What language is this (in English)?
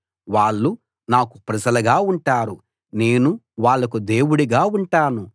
Telugu